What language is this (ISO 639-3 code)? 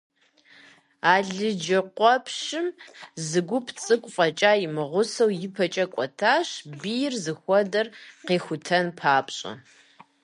kbd